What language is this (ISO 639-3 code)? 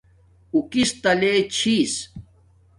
dmk